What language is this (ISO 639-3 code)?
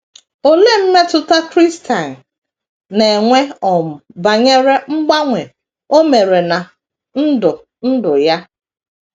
ibo